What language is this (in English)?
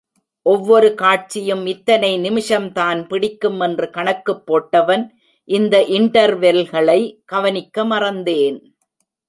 Tamil